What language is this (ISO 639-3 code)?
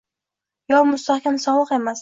uzb